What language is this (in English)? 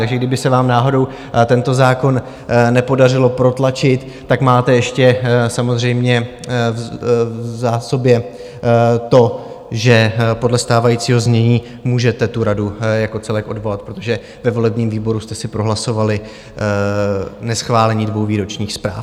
Czech